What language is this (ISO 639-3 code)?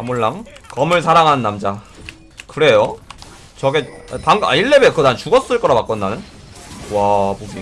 kor